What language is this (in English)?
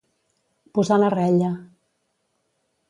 Catalan